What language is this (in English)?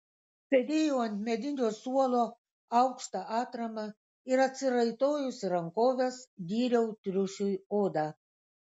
Lithuanian